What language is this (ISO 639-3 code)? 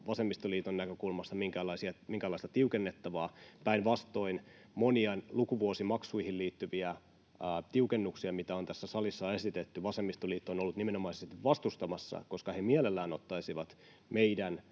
fin